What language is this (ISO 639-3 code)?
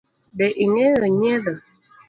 luo